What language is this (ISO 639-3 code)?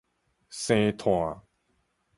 nan